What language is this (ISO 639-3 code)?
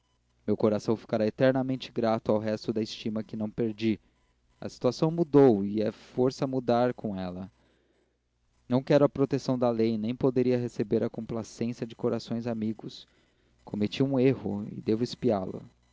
por